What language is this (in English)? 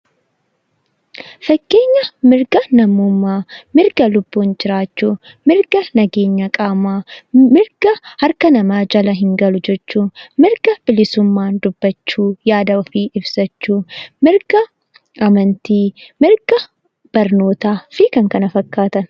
Oromo